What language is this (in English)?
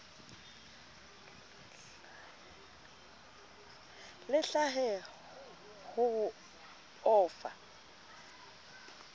Southern Sotho